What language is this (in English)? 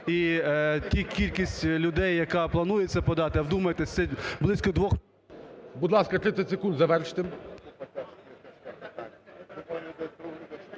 Ukrainian